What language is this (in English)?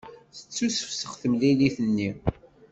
Kabyle